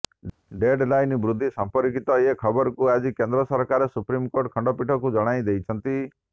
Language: Odia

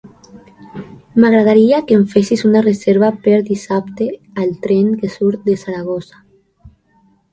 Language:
Catalan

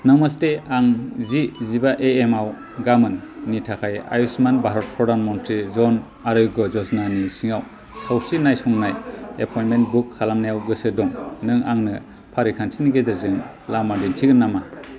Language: Bodo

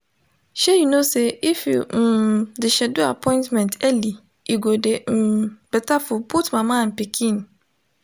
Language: Nigerian Pidgin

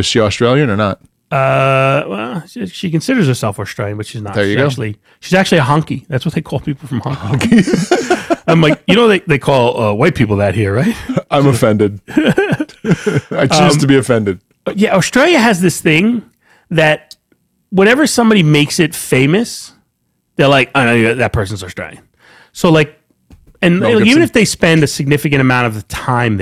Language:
English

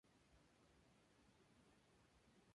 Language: Spanish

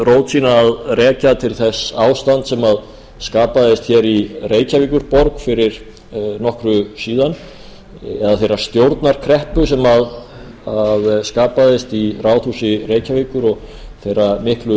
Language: Icelandic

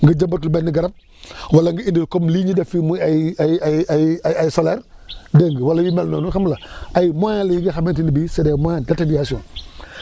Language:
Wolof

